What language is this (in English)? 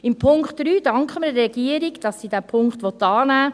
Swiss German